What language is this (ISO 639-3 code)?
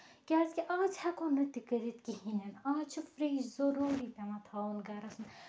kas